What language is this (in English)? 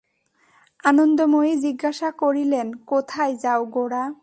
Bangla